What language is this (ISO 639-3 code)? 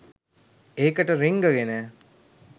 sin